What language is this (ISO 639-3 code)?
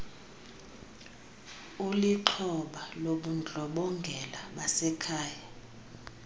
xho